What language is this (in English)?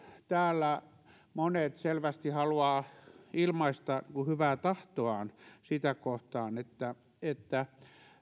Finnish